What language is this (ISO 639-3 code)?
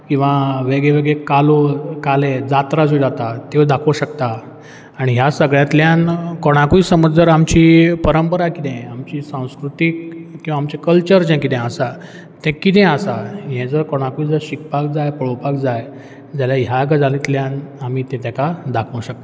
kok